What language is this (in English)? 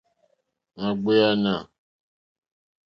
Mokpwe